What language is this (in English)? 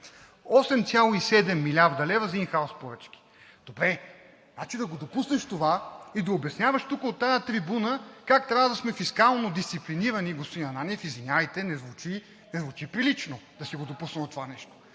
Bulgarian